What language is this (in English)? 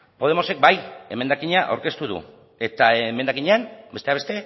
Basque